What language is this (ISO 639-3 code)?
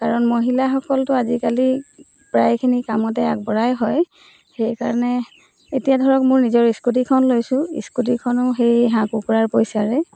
asm